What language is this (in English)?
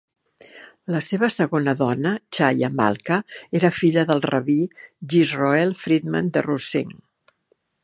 Catalan